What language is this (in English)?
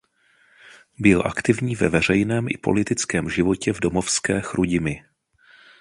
Czech